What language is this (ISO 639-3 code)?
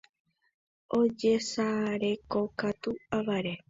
grn